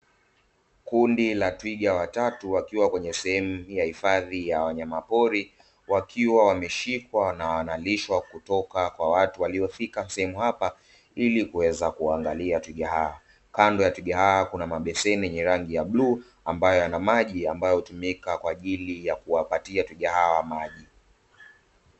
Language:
Swahili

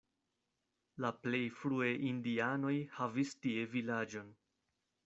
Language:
Esperanto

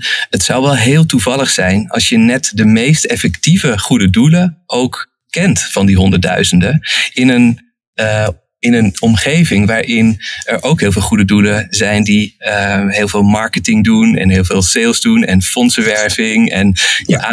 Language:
Dutch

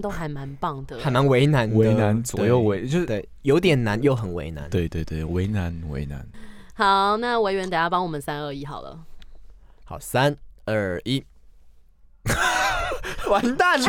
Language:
Chinese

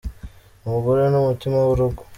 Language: Kinyarwanda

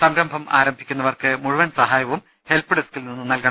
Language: Malayalam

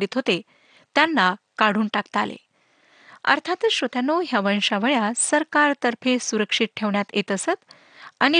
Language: Marathi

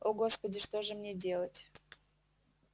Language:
Russian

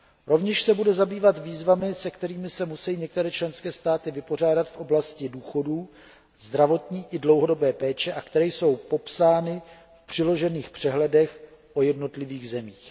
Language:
Czech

